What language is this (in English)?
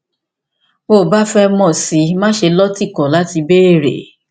Yoruba